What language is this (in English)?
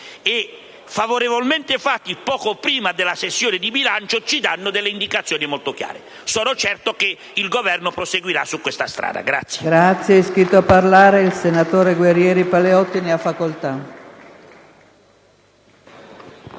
Italian